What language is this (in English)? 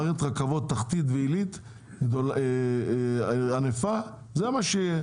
Hebrew